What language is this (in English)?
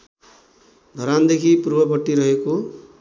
Nepali